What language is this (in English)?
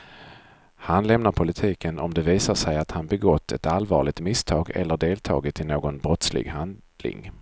Swedish